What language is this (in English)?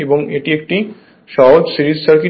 Bangla